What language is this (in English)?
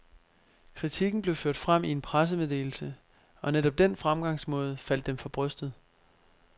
Danish